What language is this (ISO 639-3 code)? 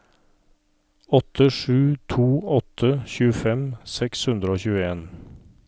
nor